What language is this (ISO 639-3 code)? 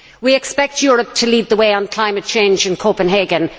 eng